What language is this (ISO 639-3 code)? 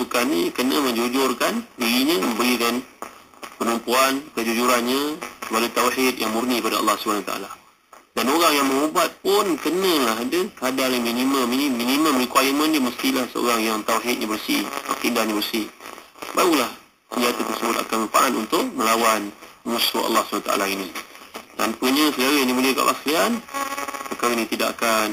msa